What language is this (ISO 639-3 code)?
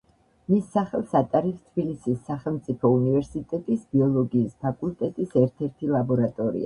kat